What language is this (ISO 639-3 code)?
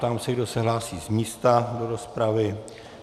ces